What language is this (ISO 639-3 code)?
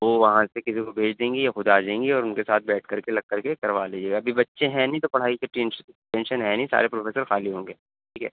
urd